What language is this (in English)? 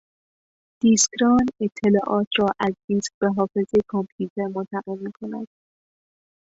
Persian